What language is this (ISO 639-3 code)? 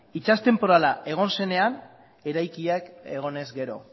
eus